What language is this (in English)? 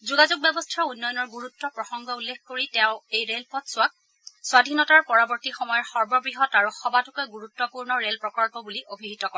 Assamese